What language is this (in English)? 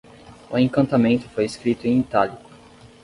Portuguese